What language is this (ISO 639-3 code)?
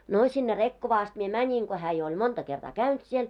fin